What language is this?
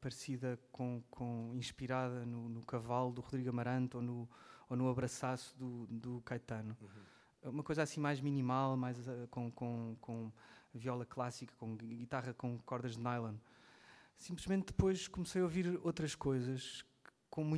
Portuguese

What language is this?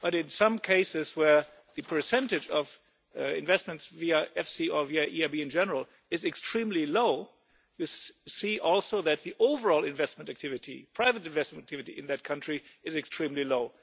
English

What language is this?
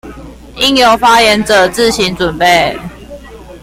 Chinese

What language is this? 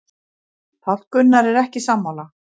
Icelandic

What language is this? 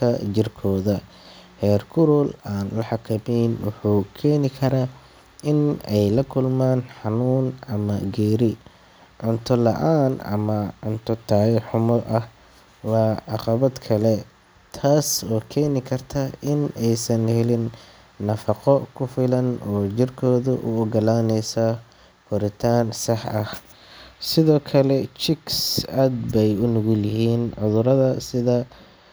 Somali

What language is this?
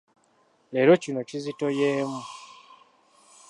Ganda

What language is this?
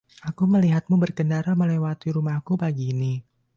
Indonesian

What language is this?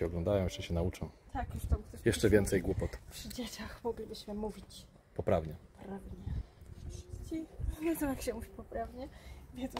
Polish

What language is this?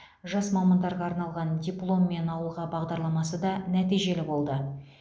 Kazakh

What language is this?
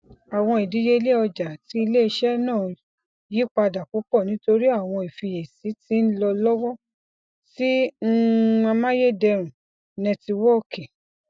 Yoruba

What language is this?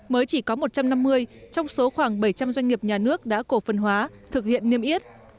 Vietnamese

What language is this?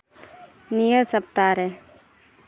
Santali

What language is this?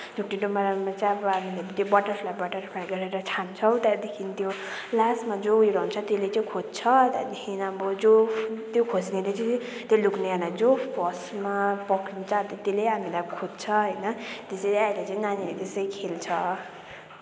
Nepali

